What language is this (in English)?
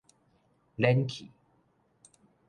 Min Nan Chinese